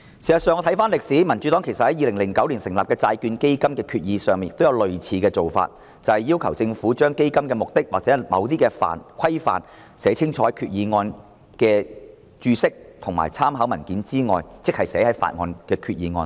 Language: Cantonese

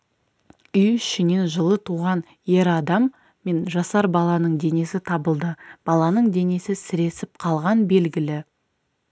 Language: Kazakh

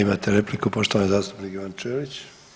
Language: Croatian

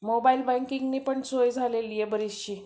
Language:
Marathi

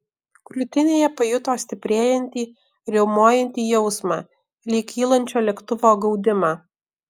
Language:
Lithuanian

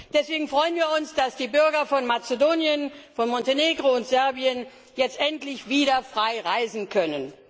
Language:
German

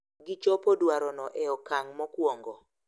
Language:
Luo (Kenya and Tanzania)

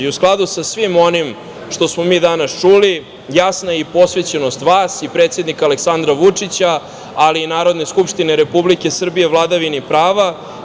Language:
Serbian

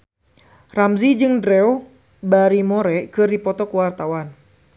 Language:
Sundanese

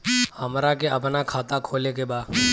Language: Bhojpuri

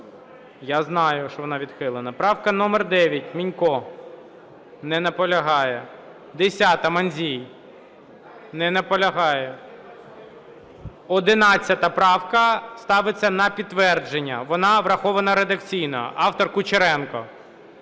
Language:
Ukrainian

